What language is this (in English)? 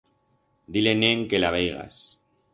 Aragonese